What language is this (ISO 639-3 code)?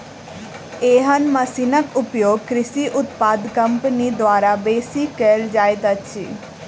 mai